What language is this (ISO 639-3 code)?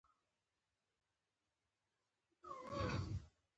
pus